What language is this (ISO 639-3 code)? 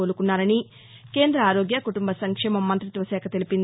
tel